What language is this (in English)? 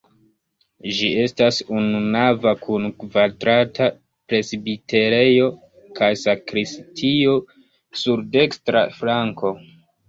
Esperanto